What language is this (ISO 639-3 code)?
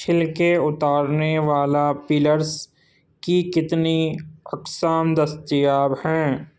urd